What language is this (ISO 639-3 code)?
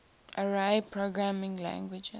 eng